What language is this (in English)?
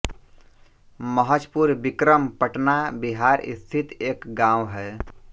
Hindi